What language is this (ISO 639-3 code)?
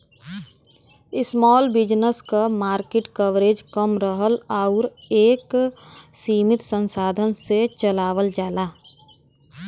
bho